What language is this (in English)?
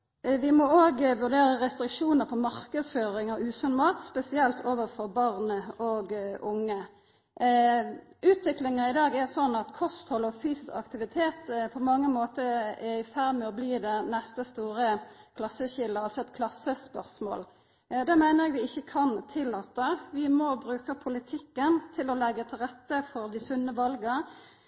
Norwegian Nynorsk